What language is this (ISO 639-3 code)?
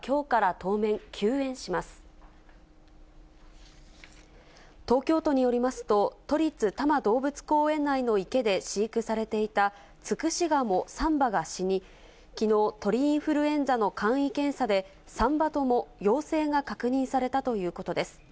jpn